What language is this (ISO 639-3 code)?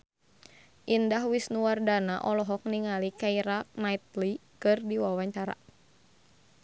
sun